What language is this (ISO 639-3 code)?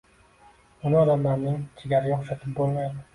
uzb